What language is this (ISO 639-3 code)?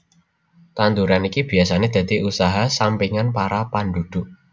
jav